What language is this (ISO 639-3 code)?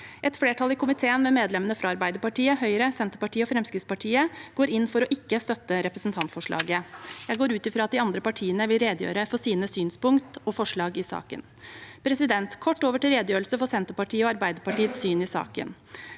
nor